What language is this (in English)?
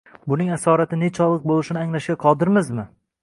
Uzbek